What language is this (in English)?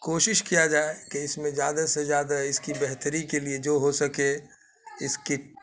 Urdu